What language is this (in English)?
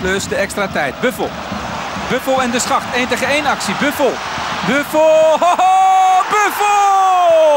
Dutch